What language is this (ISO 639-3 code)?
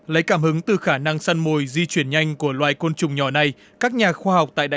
vie